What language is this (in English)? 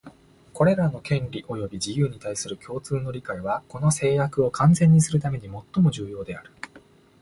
Japanese